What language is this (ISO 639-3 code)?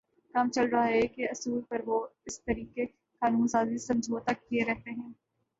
urd